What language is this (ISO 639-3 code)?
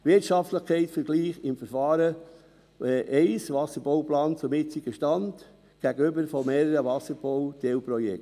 gsw